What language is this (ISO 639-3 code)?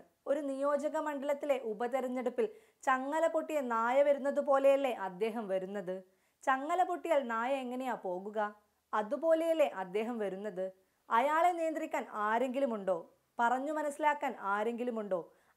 ron